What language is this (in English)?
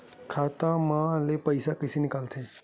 Chhattisgarhi